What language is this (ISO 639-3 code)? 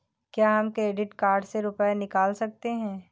hin